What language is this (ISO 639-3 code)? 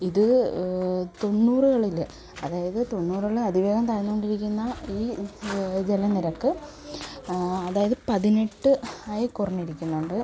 mal